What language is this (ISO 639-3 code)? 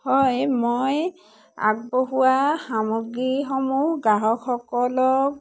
asm